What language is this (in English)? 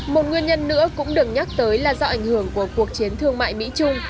Vietnamese